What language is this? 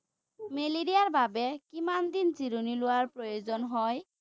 Assamese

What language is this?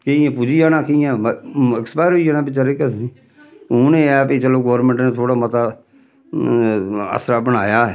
Dogri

